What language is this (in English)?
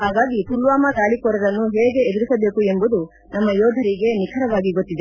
Kannada